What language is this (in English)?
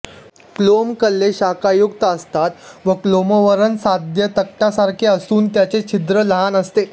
Marathi